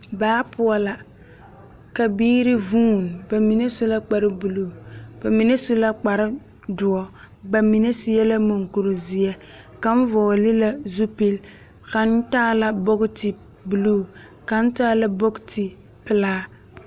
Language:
Southern Dagaare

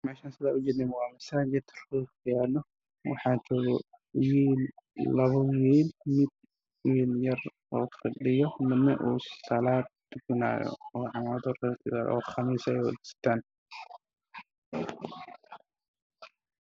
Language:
Somali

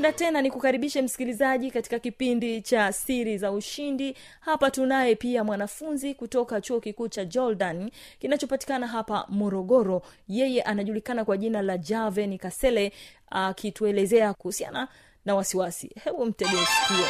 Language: Swahili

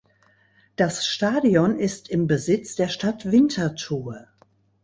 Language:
German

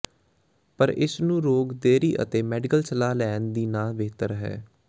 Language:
Punjabi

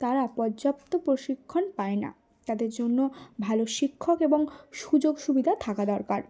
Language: Bangla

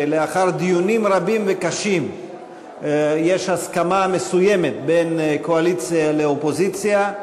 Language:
Hebrew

